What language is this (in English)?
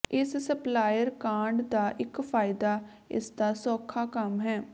Punjabi